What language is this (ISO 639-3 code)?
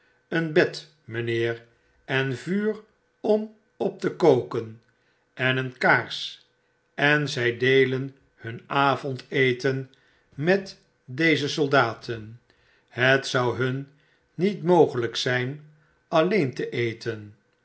nld